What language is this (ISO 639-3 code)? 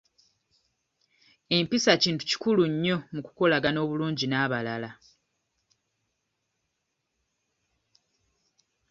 lug